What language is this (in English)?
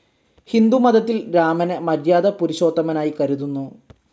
Malayalam